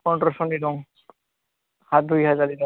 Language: Bodo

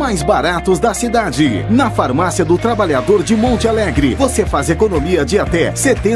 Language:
Portuguese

